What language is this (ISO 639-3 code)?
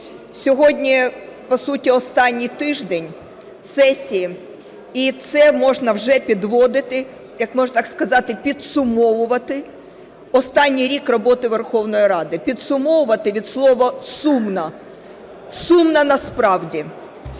ukr